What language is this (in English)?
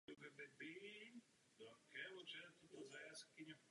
Czech